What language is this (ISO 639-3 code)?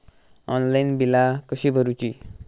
mar